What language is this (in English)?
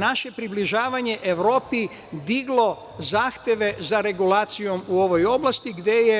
Serbian